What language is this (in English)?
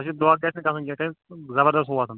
Kashmiri